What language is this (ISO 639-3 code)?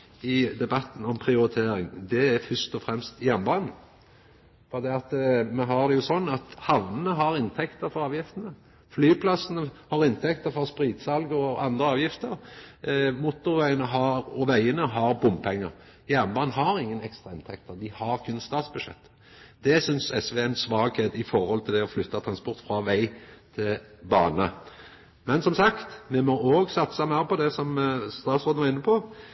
nno